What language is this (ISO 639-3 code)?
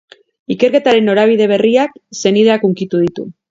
eus